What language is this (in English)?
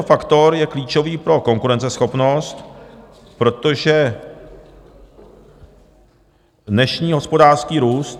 Czech